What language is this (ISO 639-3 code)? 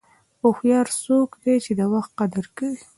pus